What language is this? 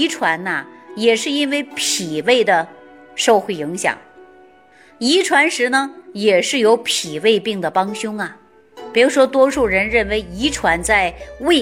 Chinese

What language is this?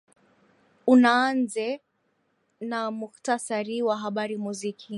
Swahili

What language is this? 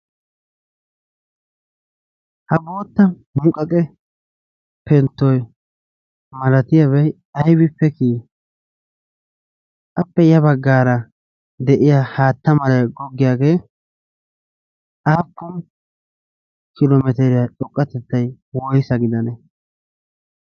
Wolaytta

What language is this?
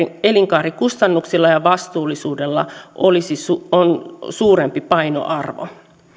Finnish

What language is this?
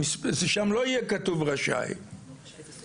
Hebrew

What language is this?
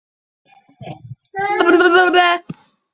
Chinese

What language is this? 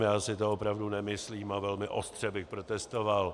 Czech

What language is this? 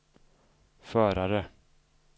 Swedish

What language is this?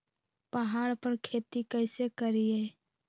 Magahi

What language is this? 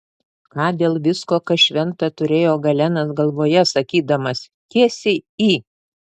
Lithuanian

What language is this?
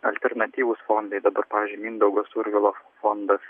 Lithuanian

